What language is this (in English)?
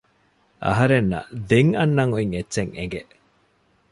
Divehi